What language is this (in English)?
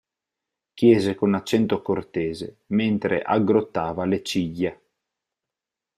Italian